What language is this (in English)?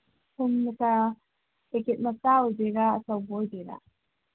Manipuri